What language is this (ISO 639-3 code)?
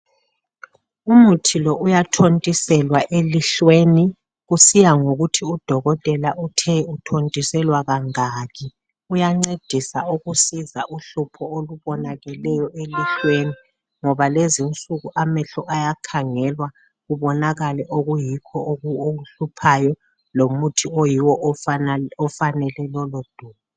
nde